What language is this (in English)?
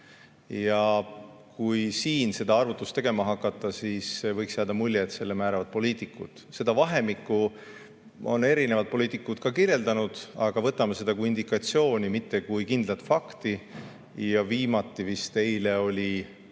Estonian